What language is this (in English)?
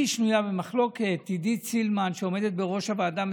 Hebrew